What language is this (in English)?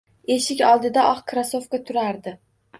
Uzbek